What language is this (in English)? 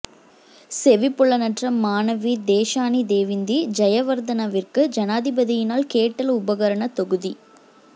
Tamil